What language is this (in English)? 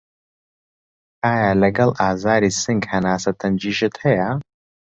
Central Kurdish